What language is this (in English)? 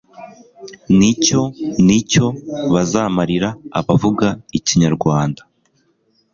Kinyarwanda